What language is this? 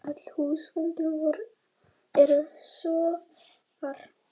Icelandic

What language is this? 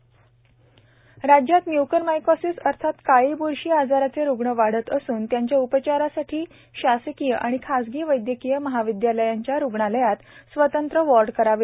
Marathi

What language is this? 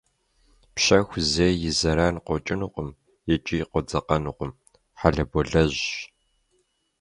Kabardian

